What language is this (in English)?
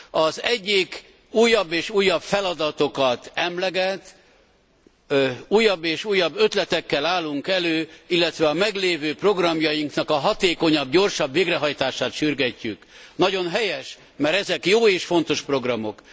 Hungarian